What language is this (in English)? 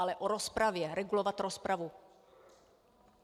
Czech